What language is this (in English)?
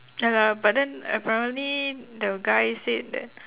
English